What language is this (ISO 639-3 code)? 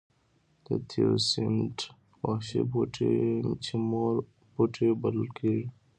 pus